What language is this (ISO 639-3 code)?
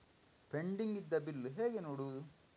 kan